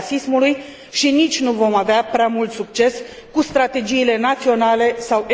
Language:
Romanian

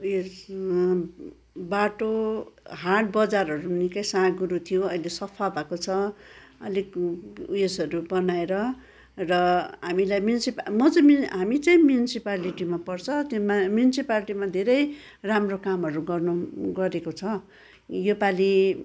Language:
Nepali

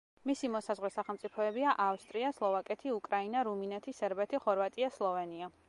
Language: Georgian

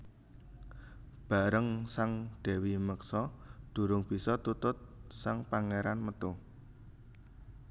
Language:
Javanese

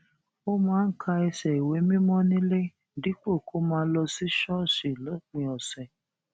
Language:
Yoruba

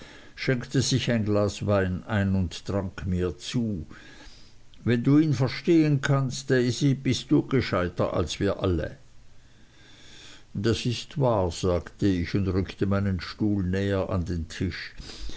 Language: German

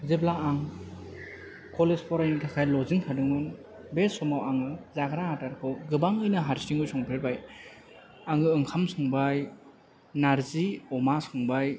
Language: Bodo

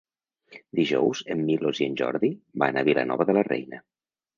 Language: Catalan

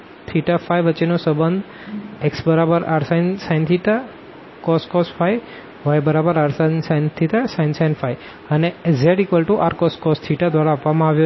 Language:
Gujarati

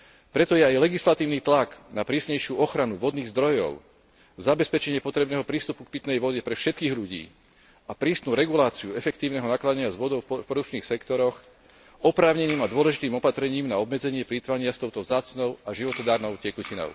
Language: Slovak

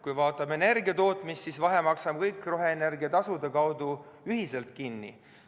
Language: Estonian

